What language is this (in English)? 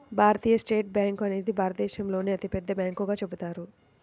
Telugu